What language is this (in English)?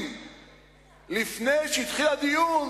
Hebrew